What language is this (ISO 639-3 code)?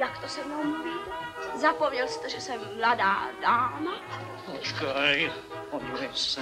ces